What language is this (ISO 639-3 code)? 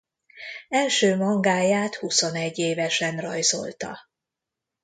hun